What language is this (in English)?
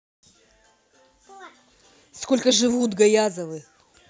Russian